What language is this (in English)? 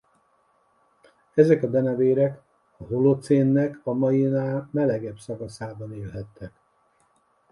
Hungarian